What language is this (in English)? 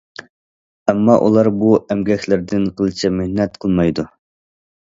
Uyghur